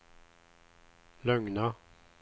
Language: Swedish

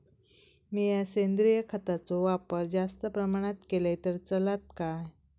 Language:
Marathi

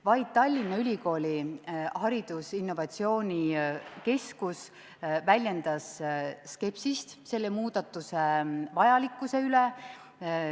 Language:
Estonian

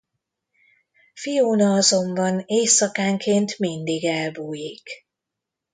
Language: Hungarian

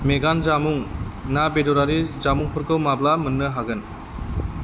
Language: Bodo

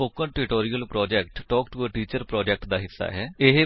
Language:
Punjabi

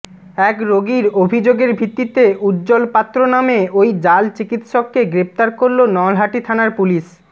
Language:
Bangla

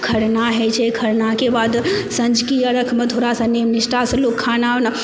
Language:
Maithili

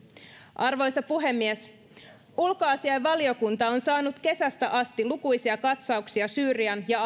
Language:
Finnish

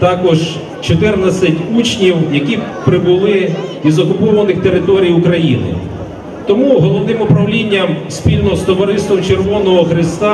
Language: Russian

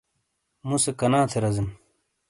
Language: Shina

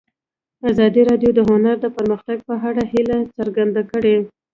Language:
Pashto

